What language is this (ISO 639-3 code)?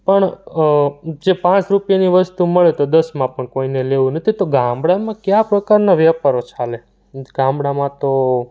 guj